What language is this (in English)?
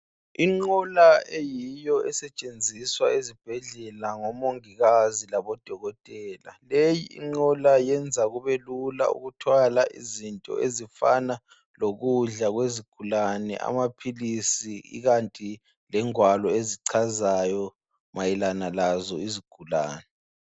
North Ndebele